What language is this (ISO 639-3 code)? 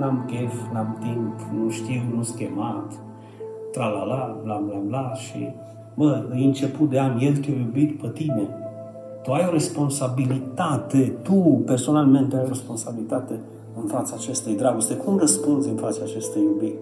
ron